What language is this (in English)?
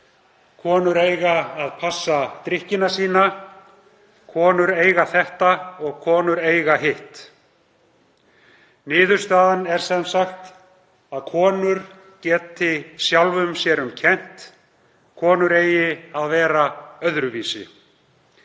Icelandic